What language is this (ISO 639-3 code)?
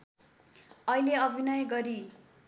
nep